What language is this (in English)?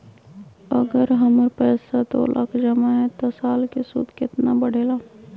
Magahi